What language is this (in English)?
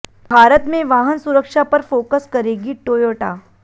Hindi